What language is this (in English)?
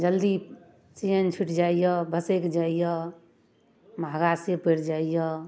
Maithili